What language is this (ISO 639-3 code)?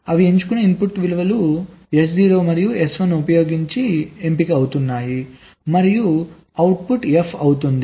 tel